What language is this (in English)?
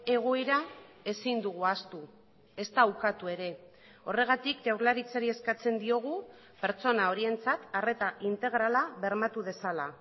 Basque